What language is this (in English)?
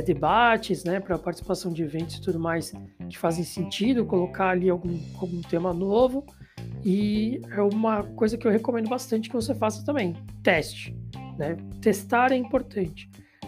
Portuguese